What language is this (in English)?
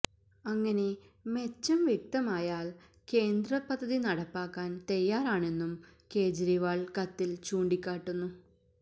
Malayalam